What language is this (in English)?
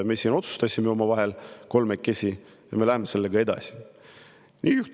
Estonian